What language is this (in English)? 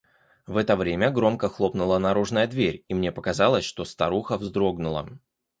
Russian